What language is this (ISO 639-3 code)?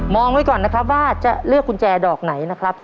tha